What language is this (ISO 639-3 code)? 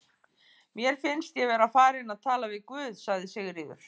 isl